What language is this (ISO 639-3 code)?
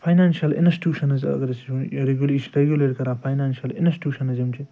kas